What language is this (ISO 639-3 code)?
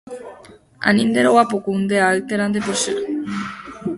grn